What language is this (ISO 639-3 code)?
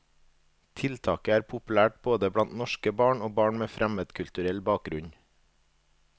nor